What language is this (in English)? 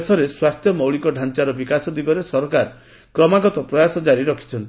Odia